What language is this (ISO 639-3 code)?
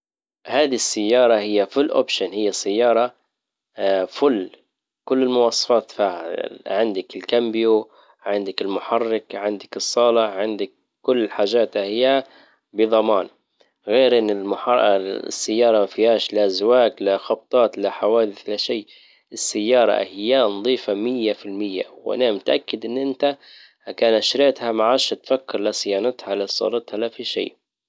ayl